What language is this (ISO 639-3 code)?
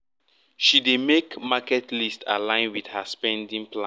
pcm